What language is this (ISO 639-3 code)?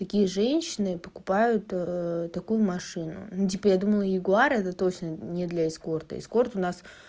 rus